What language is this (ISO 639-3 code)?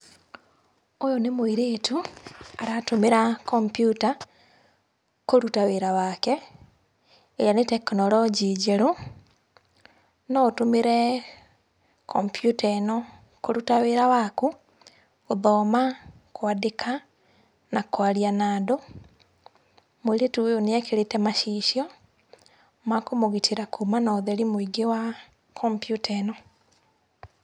kik